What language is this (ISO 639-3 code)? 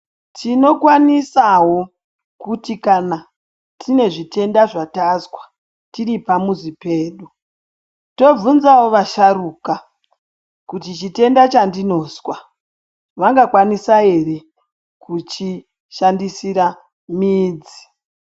ndc